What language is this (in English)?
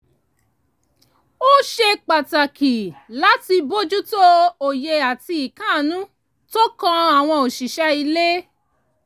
Yoruba